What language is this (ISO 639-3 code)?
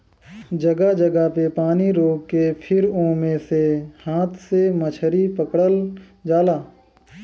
bho